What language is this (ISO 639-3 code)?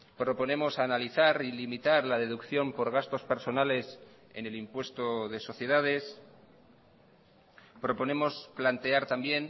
spa